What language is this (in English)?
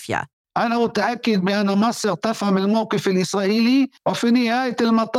Arabic